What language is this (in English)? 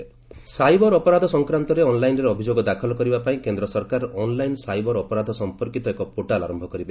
Odia